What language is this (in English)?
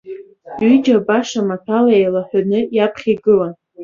Abkhazian